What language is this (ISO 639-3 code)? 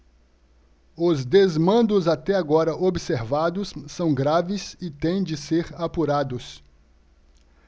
por